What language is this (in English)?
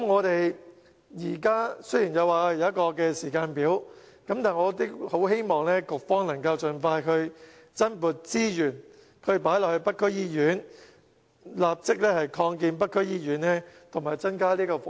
Cantonese